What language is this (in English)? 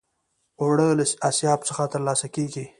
Pashto